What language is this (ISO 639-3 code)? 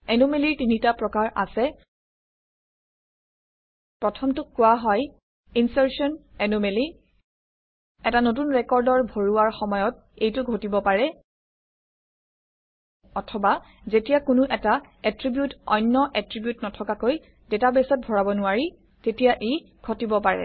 asm